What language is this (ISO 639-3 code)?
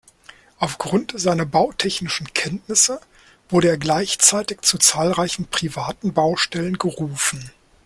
deu